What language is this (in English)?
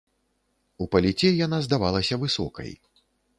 Belarusian